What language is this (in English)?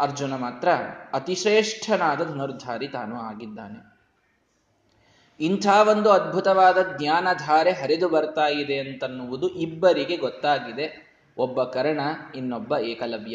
Kannada